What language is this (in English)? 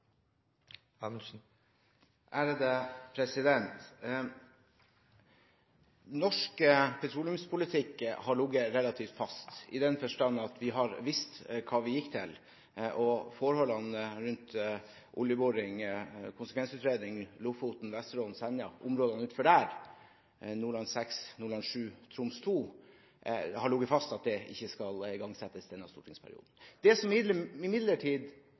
Norwegian Bokmål